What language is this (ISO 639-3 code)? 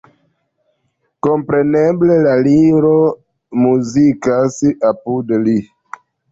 epo